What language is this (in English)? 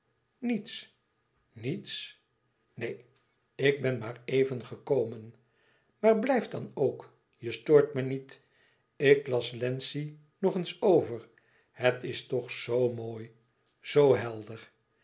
Dutch